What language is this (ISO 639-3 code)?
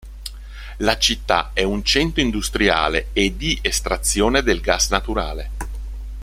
ita